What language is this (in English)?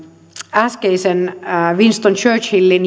Finnish